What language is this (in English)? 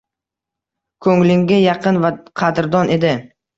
Uzbek